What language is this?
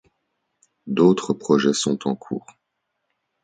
French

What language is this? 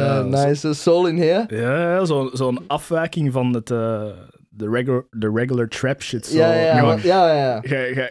Dutch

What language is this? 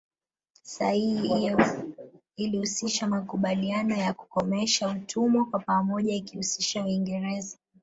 Swahili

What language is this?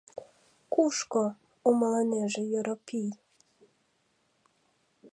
Mari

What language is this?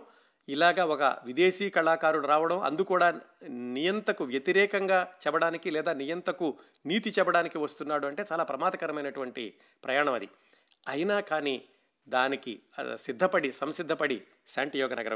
Telugu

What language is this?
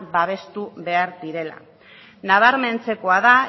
Basque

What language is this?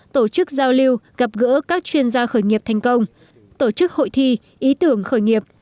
Vietnamese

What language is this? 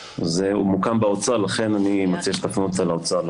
Hebrew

